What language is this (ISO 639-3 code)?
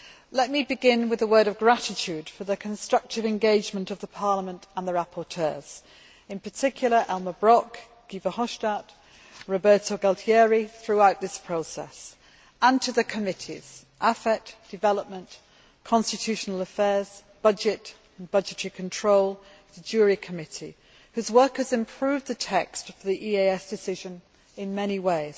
eng